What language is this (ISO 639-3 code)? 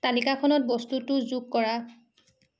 asm